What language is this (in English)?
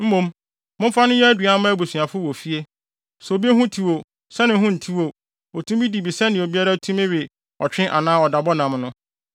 Akan